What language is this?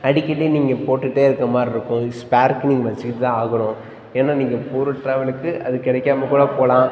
Tamil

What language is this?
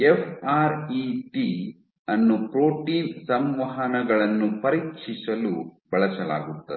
Kannada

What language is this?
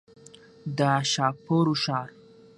Pashto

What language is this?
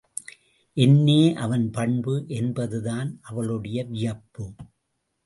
Tamil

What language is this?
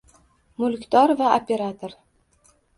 Uzbek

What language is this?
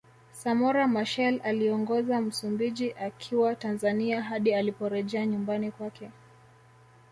Swahili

